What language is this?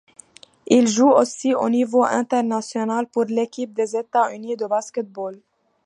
French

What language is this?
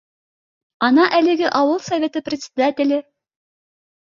Bashkir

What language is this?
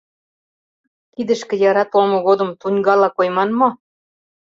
Mari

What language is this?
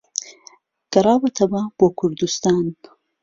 Central Kurdish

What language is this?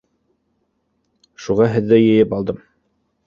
Bashkir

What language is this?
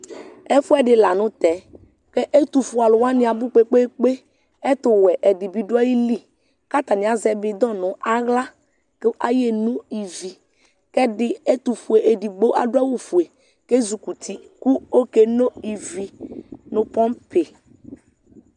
Ikposo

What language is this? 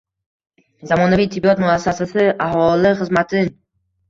Uzbek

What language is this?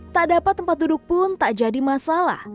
Indonesian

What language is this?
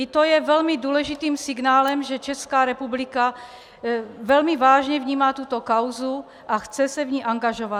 Czech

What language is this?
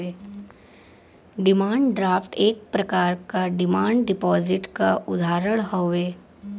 Bhojpuri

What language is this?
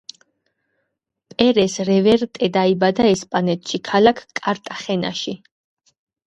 Georgian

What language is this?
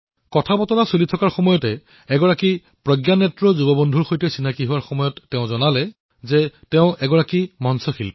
Assamese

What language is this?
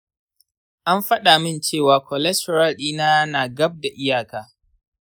Hausa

